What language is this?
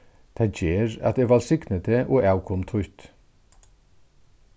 Faroese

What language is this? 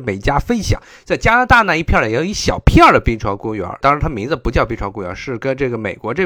Chinese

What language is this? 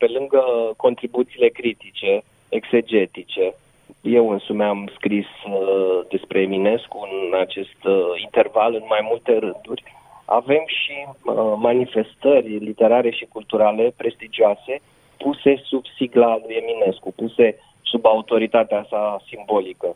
Romanian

